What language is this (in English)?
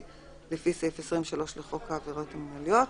Hebrew